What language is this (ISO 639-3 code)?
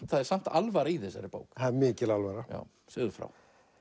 isl